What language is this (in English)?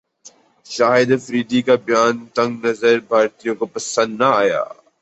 Urdu